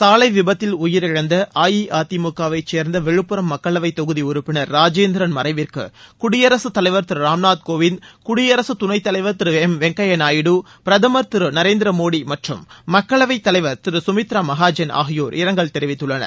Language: Tamil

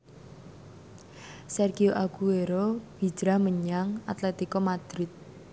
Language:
Javanese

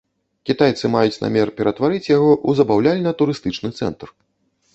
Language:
Belarusian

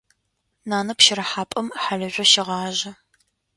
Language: Adyghe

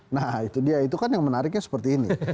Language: Indonesian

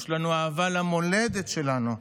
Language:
Hebrew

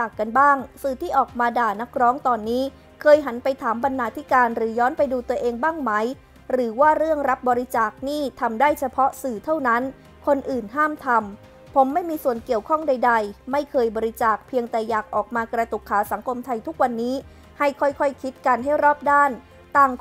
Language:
Thai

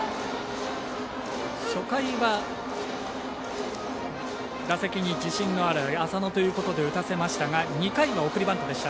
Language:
Japanese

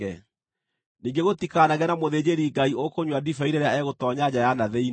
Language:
Kikuyu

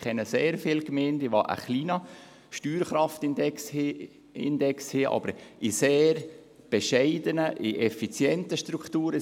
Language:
Swiss German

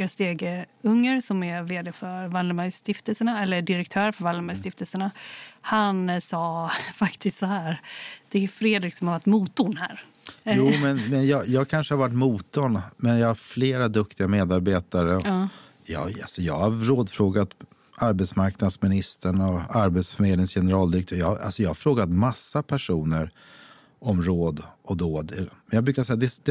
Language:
Swedish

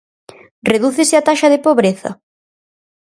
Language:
Galician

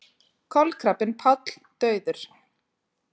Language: Icelandic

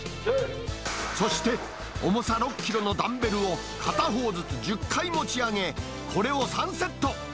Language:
Japanese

